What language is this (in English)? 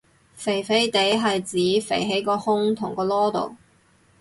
Cantonese